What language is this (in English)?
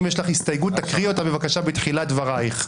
Hebrew